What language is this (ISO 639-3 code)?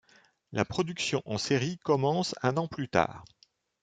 fra